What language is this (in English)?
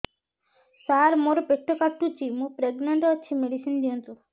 Odia